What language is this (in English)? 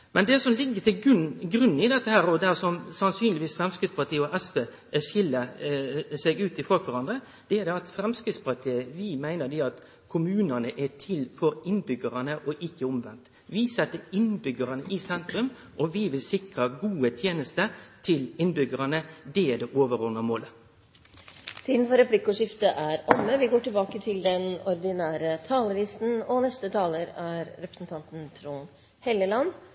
Norwegian